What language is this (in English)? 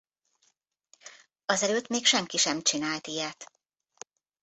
Hungarian